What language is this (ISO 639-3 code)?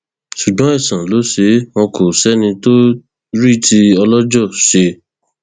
yor